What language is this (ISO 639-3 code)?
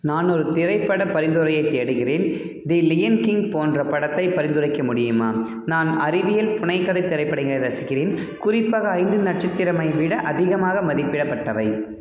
tam